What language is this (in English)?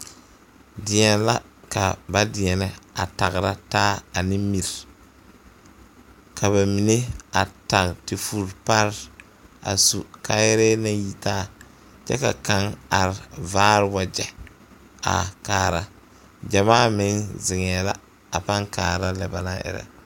Southern Dagaare